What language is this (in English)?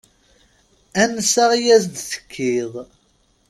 Kabyle